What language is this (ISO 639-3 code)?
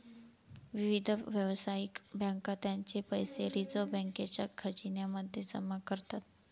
mar